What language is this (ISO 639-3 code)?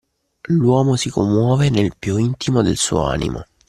ita